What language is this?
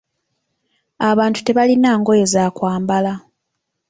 Ganda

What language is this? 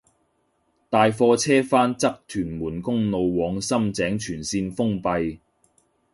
Cantonese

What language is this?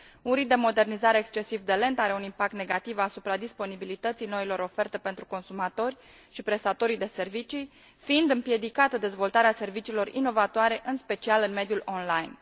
Romanian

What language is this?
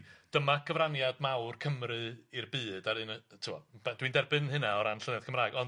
Welsh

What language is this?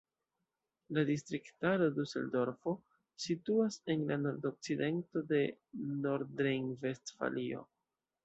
Esperanto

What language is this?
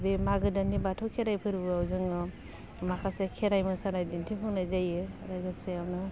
Bodo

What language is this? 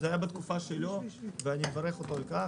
Hebrew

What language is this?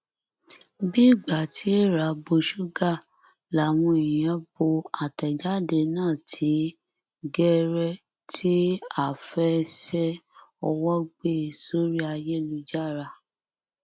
Yoruba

